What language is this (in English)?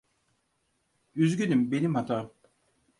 Turkish